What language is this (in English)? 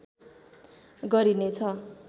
Nepali